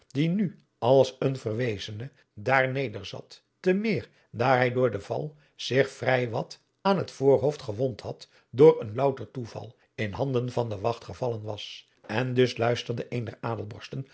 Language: Dutch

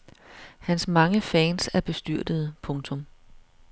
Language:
Danish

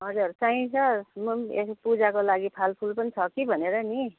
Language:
Nepali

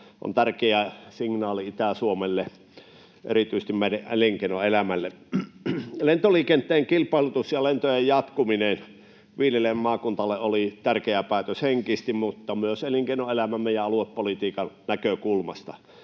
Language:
Finnish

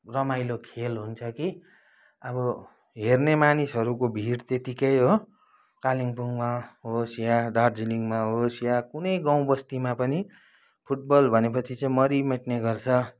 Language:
Nepali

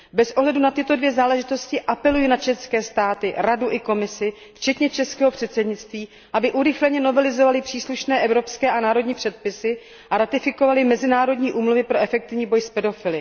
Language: Czech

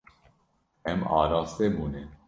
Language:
Kurdish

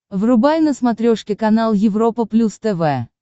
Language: Russian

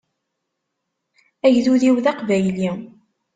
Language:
Kabyle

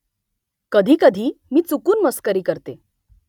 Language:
Marathi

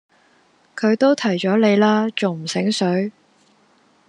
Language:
Cantonese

